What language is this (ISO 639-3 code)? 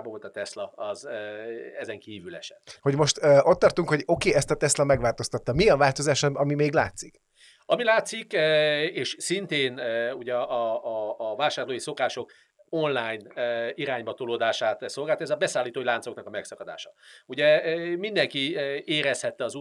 hun